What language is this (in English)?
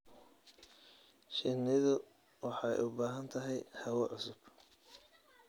Somali